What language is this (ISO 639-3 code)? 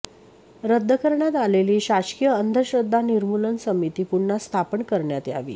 mar